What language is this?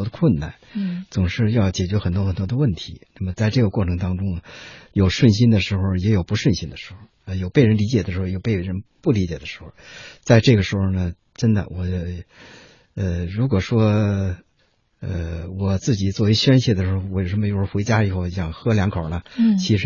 Chinese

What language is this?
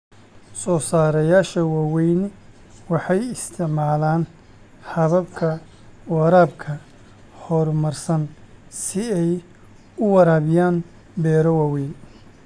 Somali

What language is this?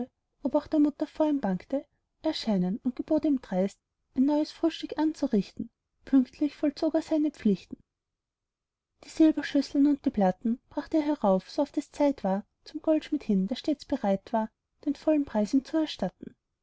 German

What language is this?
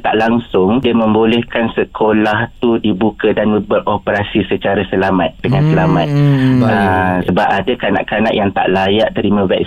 Malay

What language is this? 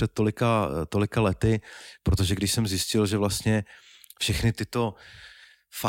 Czech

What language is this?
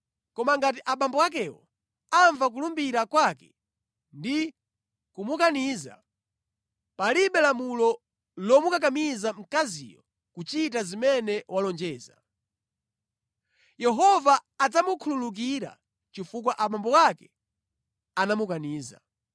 Nyanja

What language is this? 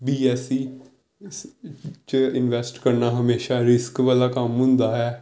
Punjabi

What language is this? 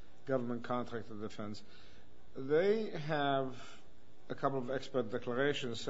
English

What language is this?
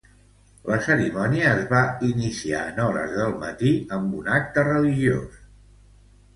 Catalan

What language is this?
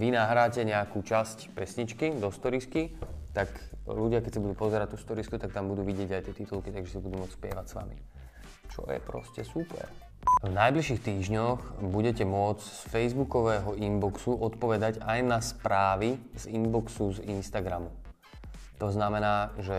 Slovak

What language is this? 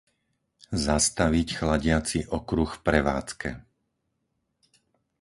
Slovak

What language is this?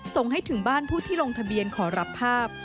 Thai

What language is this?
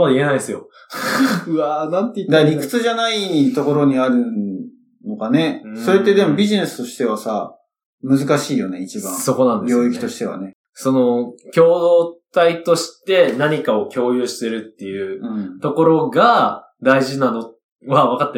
Japanese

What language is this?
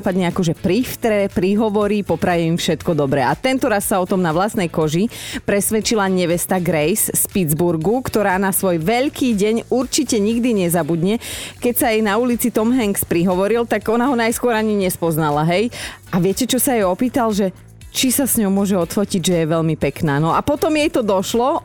Slovak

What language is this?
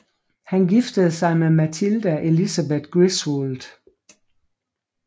Danish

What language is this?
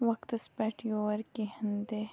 Kashmiri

